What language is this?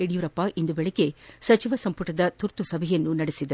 Kannada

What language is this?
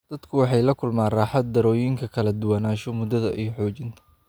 Somali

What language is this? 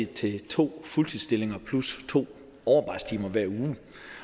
Danish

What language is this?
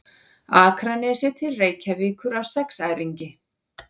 Icelandic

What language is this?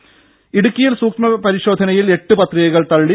Malayalam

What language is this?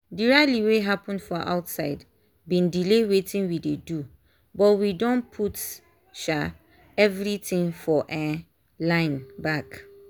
Nigerian Pidgin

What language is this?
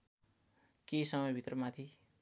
Nepali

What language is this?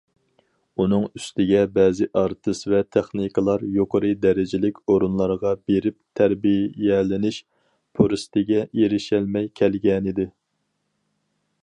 Uyghur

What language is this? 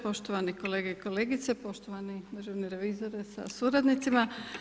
Croatian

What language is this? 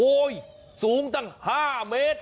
Thai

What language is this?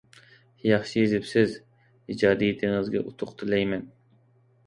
Uyghur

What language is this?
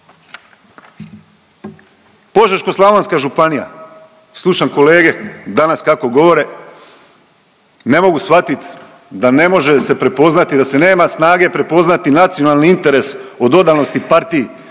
Croatian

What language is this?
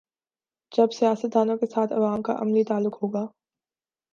Urdu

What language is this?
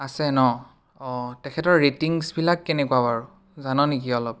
Assamese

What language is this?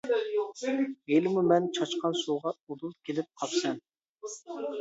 Uyghur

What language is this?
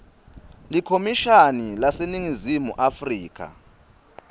Swati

